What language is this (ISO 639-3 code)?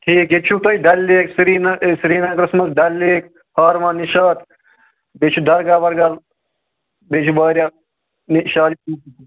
kas